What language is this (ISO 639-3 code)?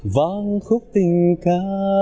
vie